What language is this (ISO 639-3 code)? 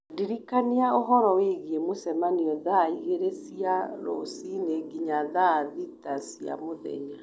kik